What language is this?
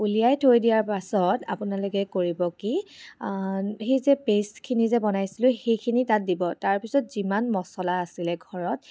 Assamese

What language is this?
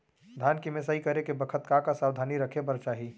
Chhattisgarhi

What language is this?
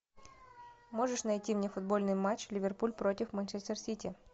Russian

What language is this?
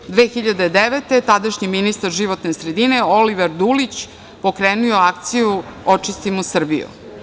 Serbian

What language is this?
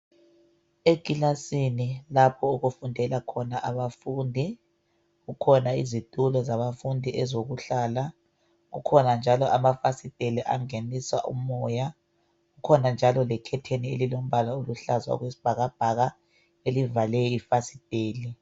North Ndebele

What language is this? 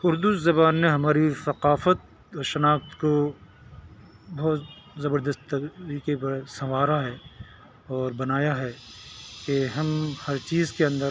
Urdu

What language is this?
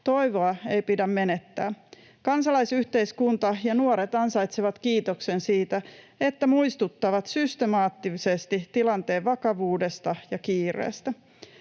Finnish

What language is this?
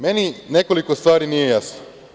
Serbian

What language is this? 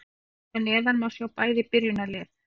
Icelandic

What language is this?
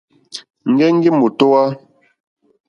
Mokpwe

